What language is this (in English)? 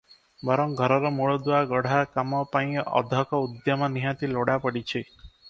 Odia